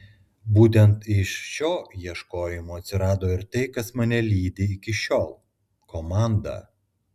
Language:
Lithuanian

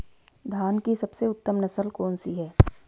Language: Hindi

